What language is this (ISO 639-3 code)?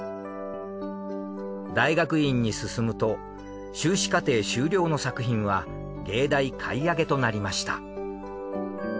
jpn